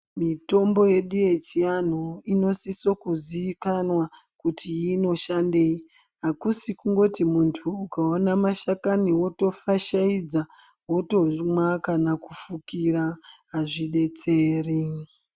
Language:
Ndau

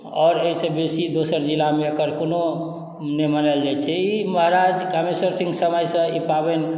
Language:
Maithili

